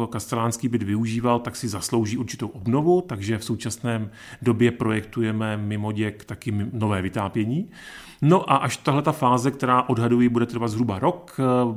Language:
Czech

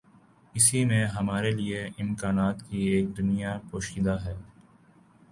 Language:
Urdu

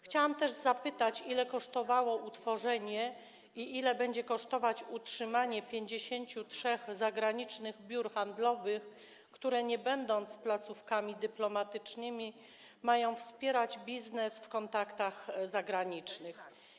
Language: Polish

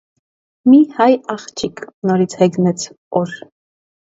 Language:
Armenian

